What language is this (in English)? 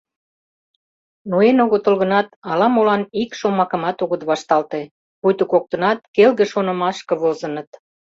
Mari